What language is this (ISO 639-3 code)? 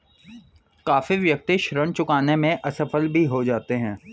hin